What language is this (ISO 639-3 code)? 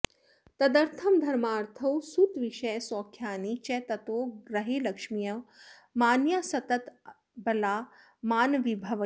san